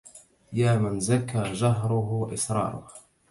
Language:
Arabic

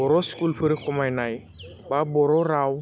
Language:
Bodo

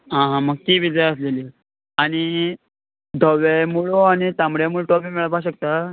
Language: Konkani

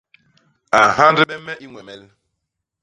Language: Basaa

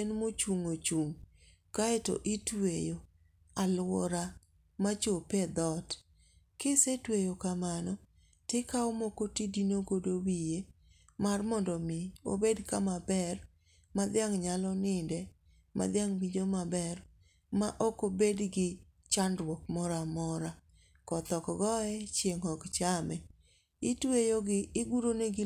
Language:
Luo (Kenya and Tanzania)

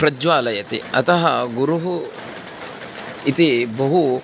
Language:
Sanskrit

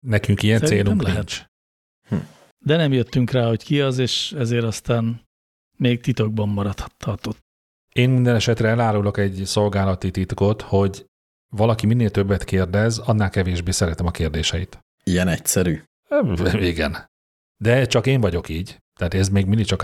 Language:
Hungarian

